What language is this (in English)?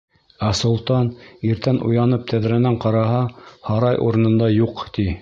Bashkir